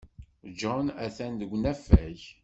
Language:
Kabyle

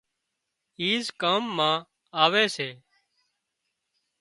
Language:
Wadiyara Koli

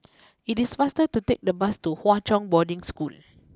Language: English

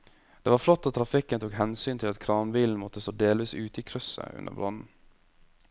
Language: Norwegian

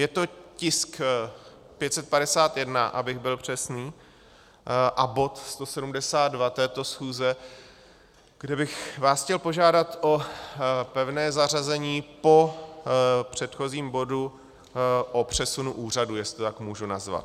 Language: Czech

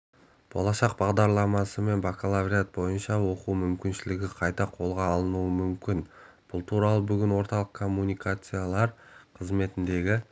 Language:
Kazakh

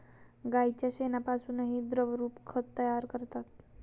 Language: Marathi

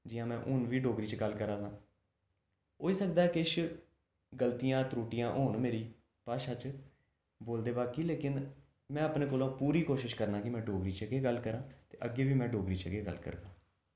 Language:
Dogri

